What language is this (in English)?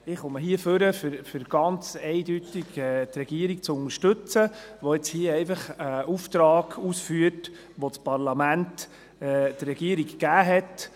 Swiss German